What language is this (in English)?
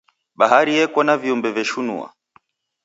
Taita